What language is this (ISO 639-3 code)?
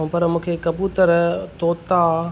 snd